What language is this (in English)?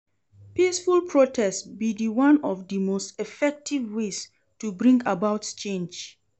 Nigerian Pidgin